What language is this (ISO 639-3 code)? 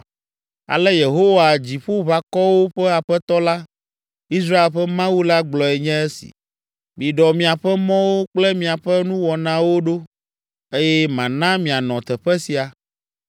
ewe